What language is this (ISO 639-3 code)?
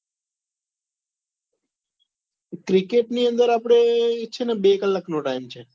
guj